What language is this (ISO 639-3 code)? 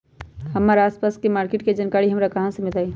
mag